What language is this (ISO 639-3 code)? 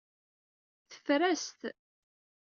kab